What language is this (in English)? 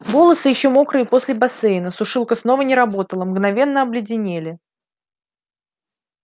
Russian